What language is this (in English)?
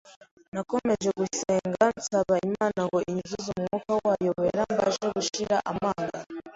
Kinyarwanda